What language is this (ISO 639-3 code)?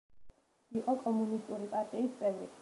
kat